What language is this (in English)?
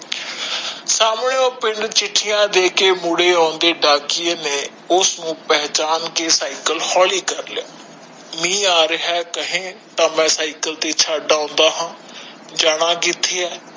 Punjabi